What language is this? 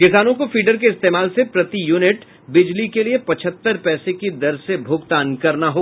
Hindi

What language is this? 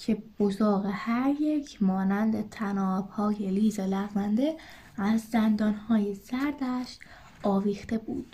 Persian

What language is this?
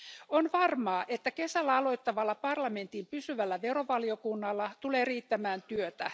Finnish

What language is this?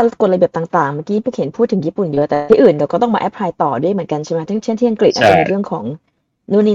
Thai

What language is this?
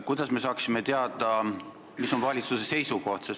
Estonian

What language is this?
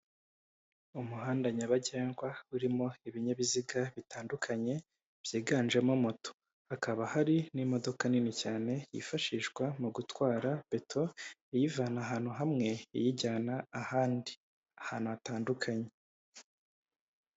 Kinyarwanda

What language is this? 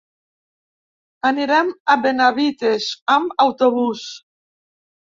Catalan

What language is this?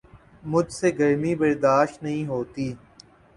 Urdu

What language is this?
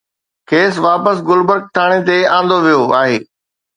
Sindhi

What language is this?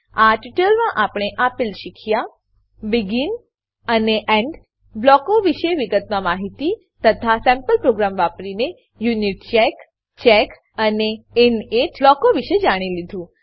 Gujarati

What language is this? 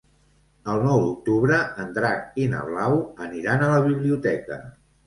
Catalan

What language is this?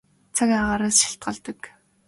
Mongolian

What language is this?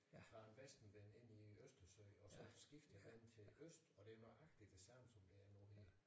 Danish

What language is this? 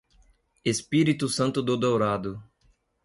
Portuguese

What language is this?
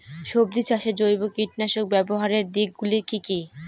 Bangla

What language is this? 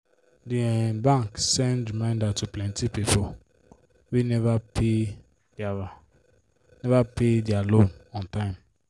Nigerian Pidgin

